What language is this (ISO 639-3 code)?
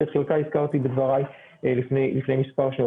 heb